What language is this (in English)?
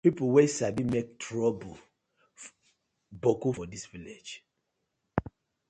Nigerian Pidgin